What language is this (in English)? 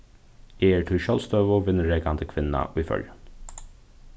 Faroese